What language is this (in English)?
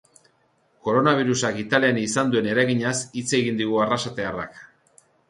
Basque